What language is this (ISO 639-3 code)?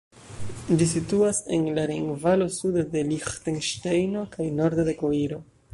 epo